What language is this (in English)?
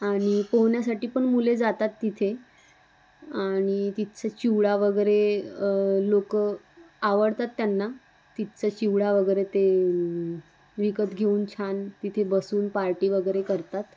Marathi